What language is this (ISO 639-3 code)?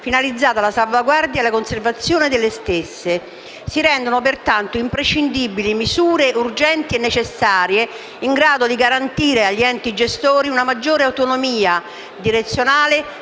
ita